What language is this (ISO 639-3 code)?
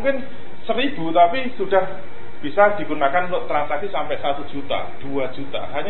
ind